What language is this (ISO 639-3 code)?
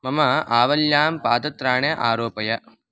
san